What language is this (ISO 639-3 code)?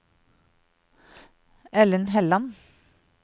nor